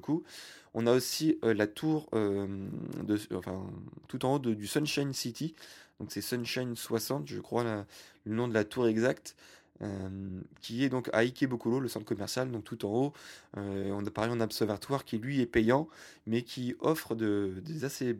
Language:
French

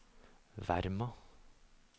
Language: Norwegian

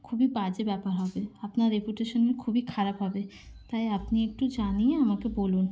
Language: Bangla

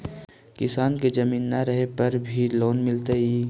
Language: Magahi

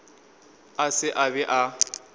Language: Northern Sotho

